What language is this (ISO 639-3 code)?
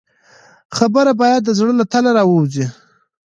pus